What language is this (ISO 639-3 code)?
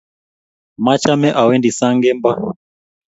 kln